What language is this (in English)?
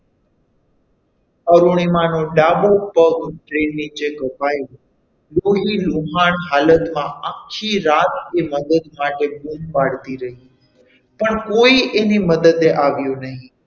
Gujarati